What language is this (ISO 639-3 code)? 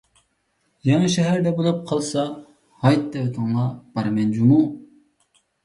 uig